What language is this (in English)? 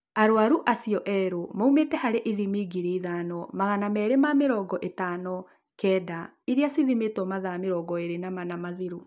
Kikuyu